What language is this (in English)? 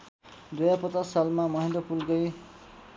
Nepali